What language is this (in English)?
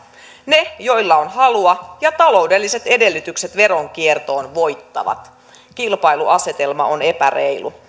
Finnish